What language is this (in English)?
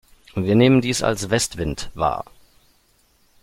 German